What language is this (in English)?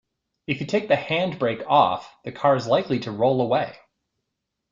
English